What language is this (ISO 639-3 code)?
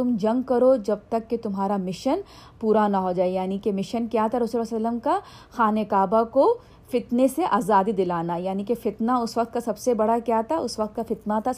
urd